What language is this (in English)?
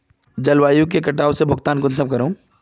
Magahi